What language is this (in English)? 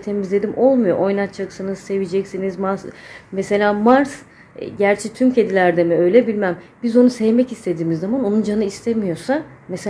Turkish